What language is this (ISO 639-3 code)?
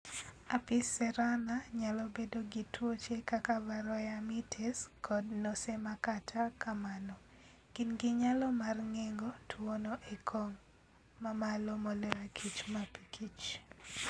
luo